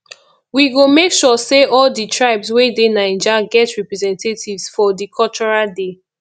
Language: Nigerian Pidgin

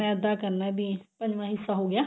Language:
Punjabi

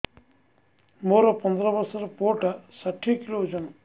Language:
Odia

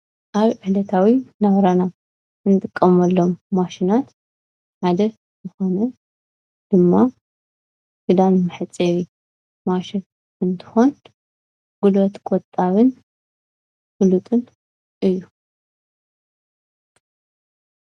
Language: Tigrinya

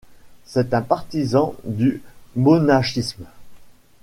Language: French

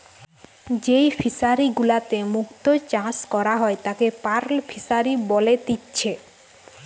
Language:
Bangla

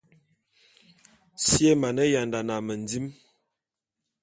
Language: Bulu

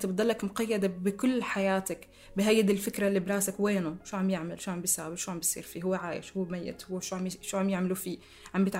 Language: Arabic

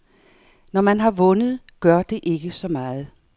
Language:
Danish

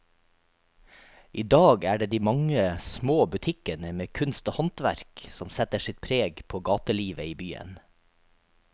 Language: Norwegian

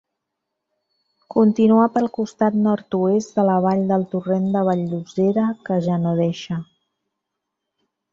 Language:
Catalan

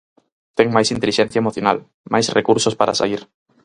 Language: Galician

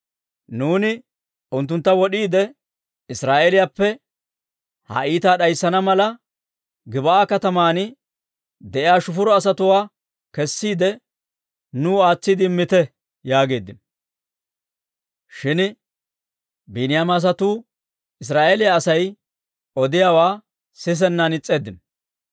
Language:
Dawro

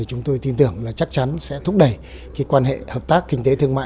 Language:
Vietnamese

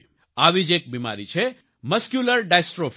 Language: Gujarati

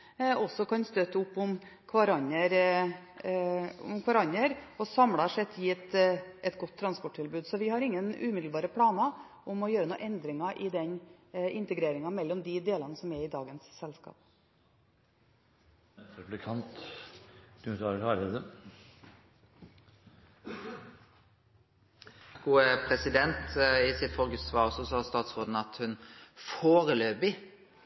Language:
Norwegian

